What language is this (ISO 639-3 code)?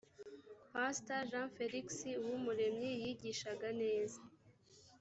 kin